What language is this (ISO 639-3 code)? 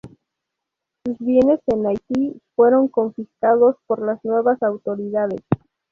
spa